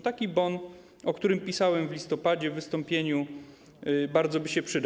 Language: Polish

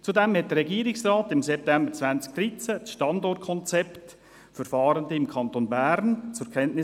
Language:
Swiss German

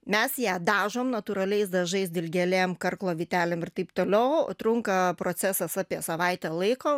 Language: Lithuanian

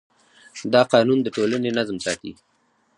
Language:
Pashto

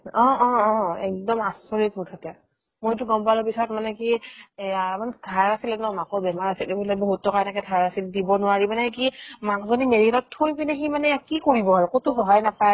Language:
Assamese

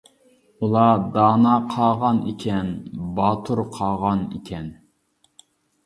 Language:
Uyghur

